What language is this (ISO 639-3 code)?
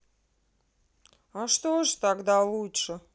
rus